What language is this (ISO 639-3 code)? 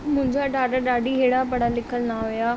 snd